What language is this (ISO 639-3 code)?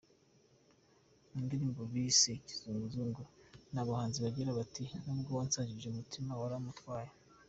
kin